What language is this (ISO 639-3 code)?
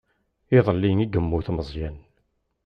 kab